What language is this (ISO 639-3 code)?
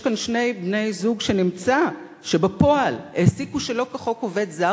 heb